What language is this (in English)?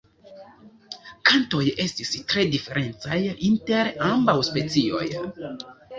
Esperanto